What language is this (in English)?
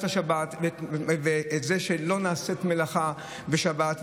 Hebrew